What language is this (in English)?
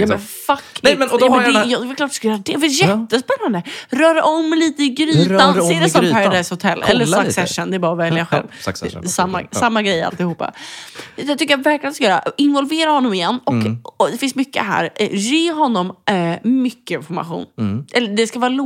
Swedish